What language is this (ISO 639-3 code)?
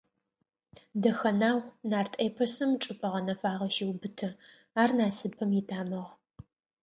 ady